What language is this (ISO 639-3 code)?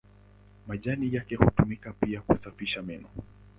swa